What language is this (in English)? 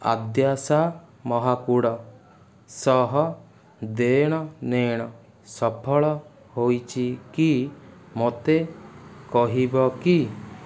Odia